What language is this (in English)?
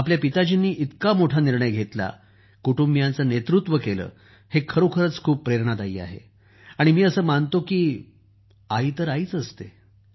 Marathi